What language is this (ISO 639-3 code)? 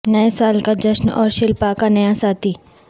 urd